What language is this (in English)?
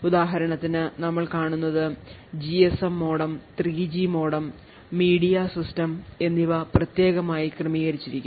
Malayalam